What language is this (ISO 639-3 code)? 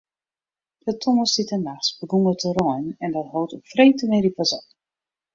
fry